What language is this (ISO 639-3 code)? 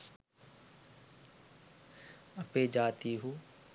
sin